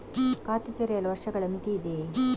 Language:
Kannada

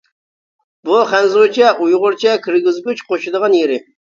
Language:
Uyghur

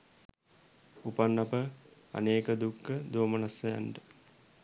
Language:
Sinhala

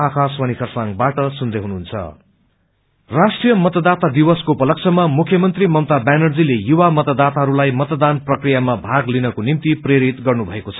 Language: Nepali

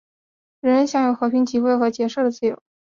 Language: Chinese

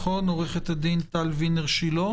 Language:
Hebrew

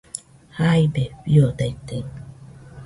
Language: Nüpode Huitoto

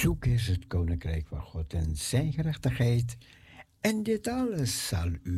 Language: Dutch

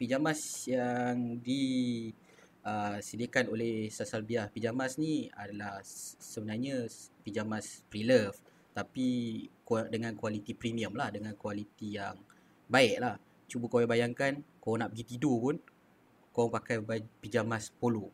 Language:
Malay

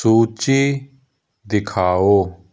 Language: Punjabi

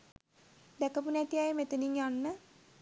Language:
Sinhala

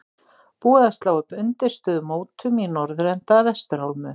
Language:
Icelandic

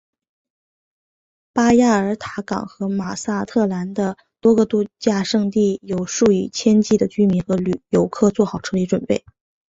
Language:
Chinese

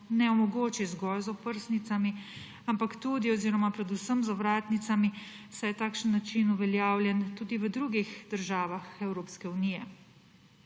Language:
Slovenian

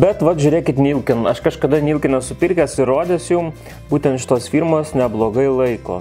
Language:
Lithuanian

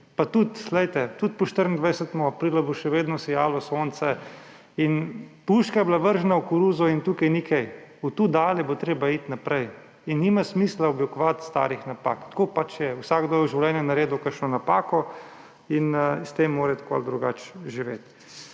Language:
Slovenian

